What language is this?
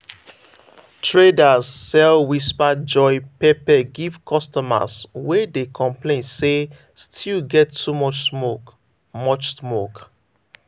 Nigerian Pidgin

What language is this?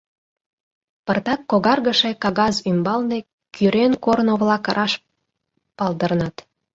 Mari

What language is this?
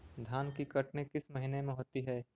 Magahi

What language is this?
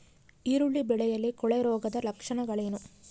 Kannada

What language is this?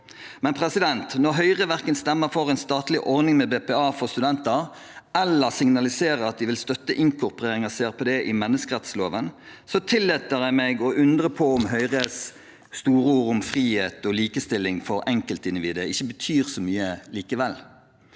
Norwegian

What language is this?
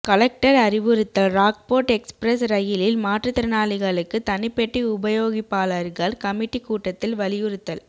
Tamil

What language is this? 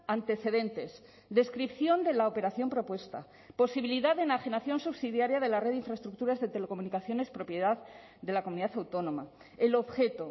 Spanish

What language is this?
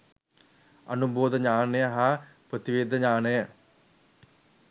Sinhala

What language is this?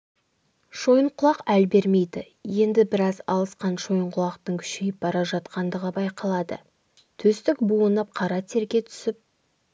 Kazakh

